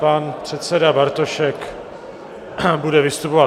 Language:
Czech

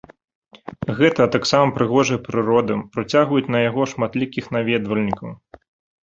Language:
Belarusian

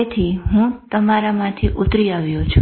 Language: Gujarati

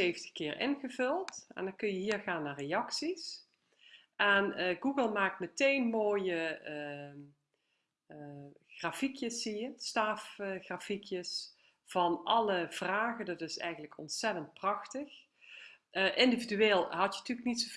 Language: Dutch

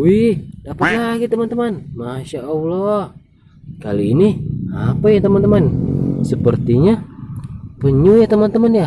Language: Indonesian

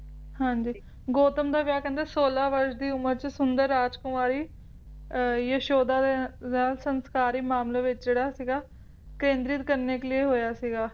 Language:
Punjabi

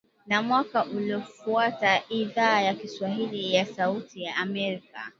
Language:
Swahili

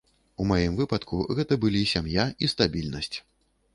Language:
Belarusian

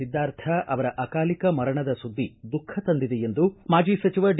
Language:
Kannada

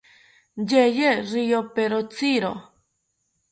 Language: South Ucayali Ashéninka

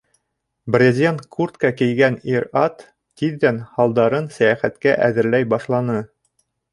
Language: Bashkir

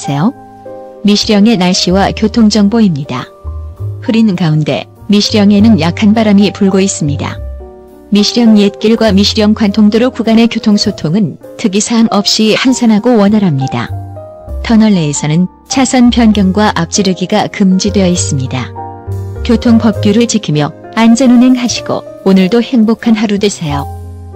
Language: Korean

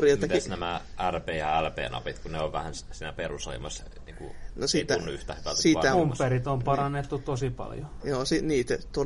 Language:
Finnish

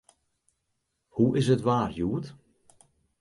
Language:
Western Frisian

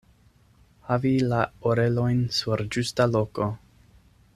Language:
Esperanto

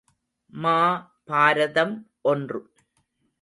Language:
Tamil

